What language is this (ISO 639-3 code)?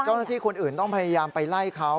tha